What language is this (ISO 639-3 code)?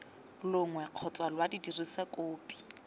tsn